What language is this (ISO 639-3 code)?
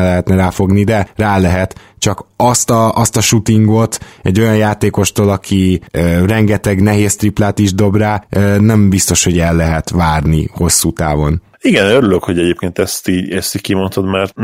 hun